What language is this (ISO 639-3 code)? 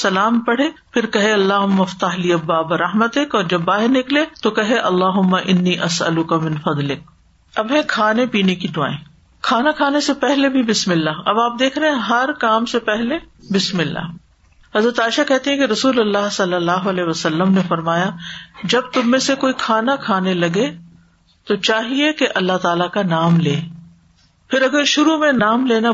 urd